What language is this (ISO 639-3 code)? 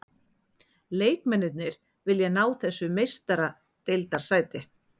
isl